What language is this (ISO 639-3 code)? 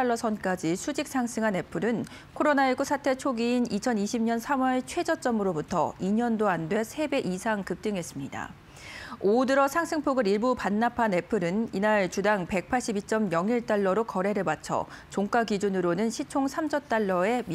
kor